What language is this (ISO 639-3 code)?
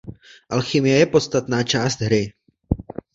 ces